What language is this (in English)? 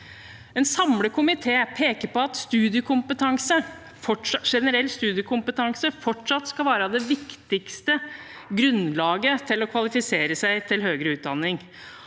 Norwegian